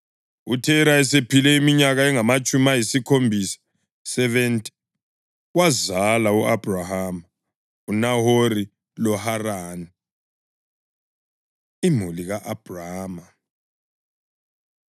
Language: North Ndebele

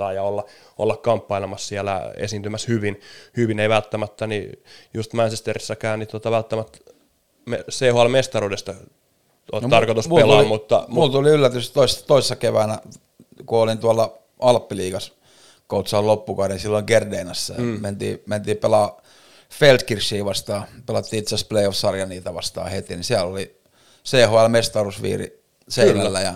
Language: Finnish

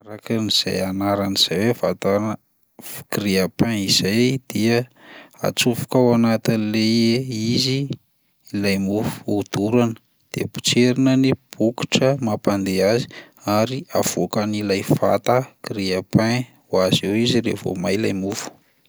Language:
Malagasy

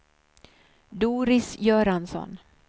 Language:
Swedish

